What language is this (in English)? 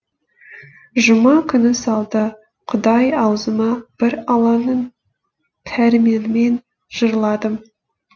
Kazakh